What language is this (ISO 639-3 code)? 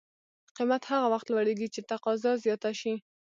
pus